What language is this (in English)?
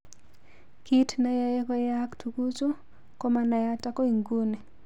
Kalenjin